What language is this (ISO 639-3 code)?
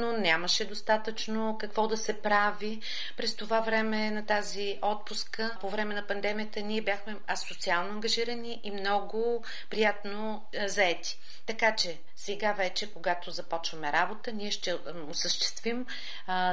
bul